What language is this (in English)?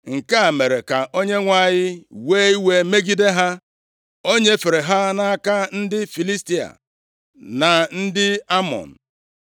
Igbo